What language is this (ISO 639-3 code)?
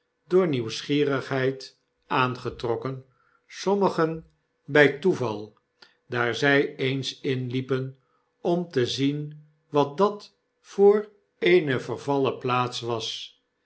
nld